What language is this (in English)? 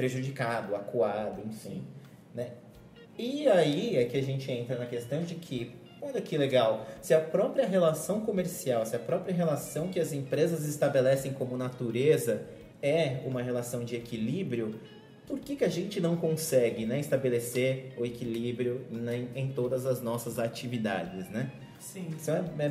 Portuguese